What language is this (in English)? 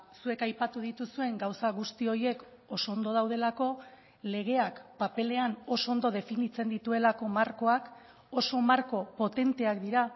Basque